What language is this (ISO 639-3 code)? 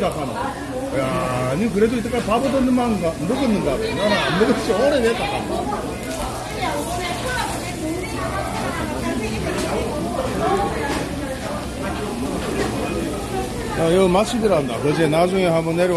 kor